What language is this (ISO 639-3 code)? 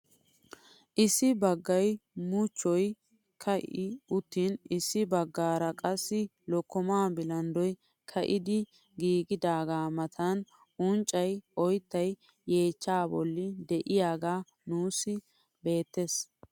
wal